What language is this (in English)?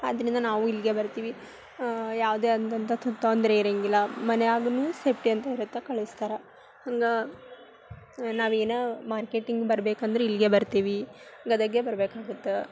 Kannada